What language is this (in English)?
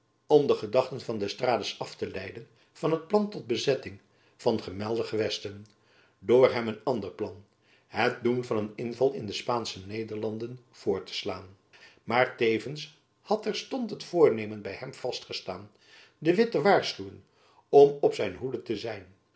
Dutch